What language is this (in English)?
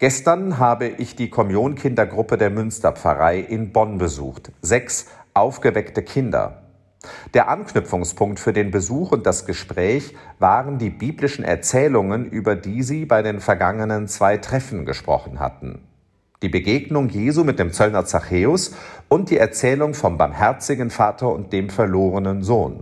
German